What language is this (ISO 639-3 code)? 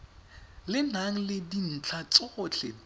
tsn